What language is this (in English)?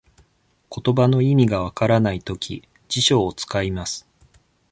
Japanese